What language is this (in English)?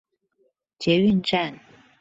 Chinese